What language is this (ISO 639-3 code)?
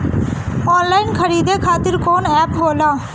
bho